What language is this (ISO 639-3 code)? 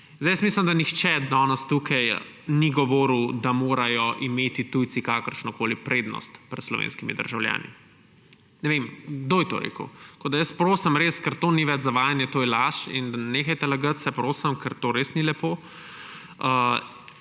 slv